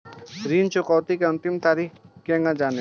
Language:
Bhojpuri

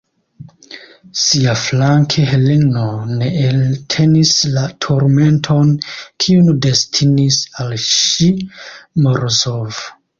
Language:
Esperanto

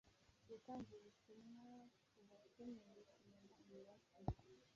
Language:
Kinyarwanda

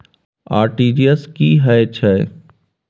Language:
Maithili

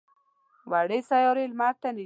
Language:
Pashto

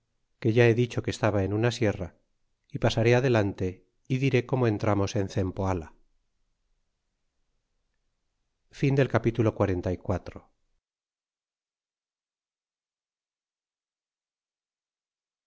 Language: Spanish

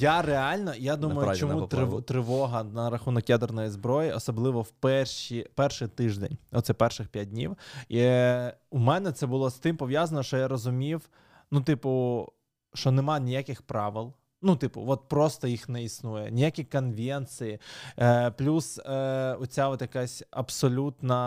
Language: Ukrainian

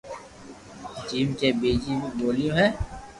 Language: Loarki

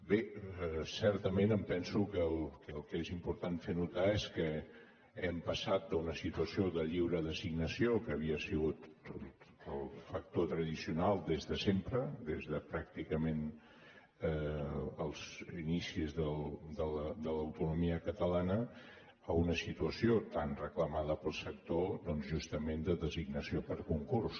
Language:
Catalan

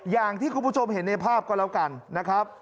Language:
Thai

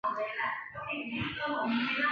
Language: Chinese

